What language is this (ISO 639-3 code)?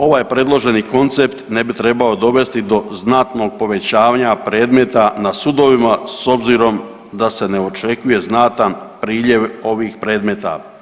hrv